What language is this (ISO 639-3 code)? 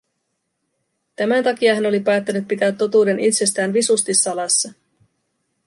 fin